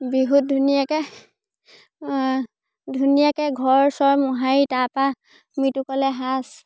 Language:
Assamese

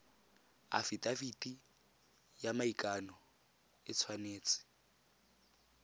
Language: Tswana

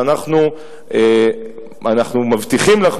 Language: Hebrew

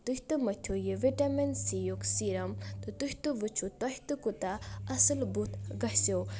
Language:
Kashmiri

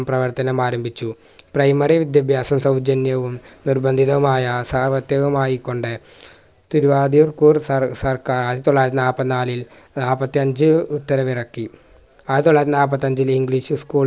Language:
Malayalam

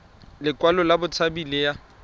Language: Tswana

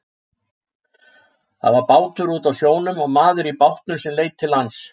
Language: Icelandic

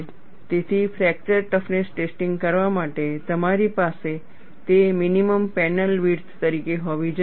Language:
Gujarati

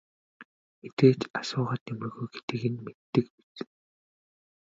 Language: Mongolian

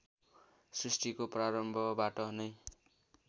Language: Nepali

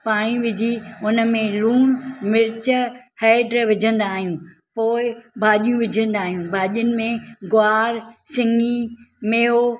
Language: Sindhi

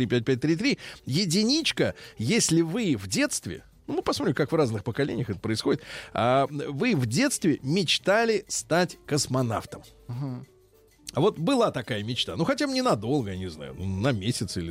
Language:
Russian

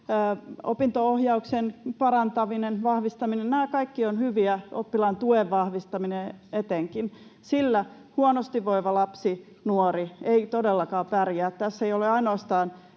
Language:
Finnish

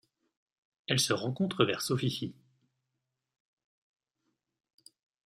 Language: French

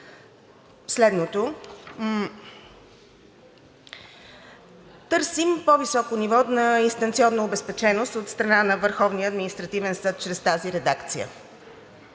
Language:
Bulgarian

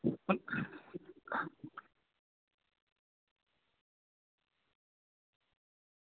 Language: Gujarati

